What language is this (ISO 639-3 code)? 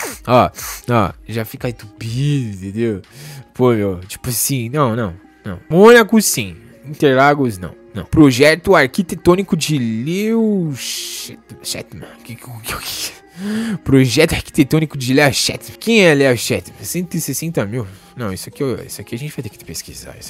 por